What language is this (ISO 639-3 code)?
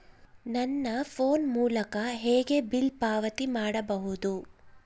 kan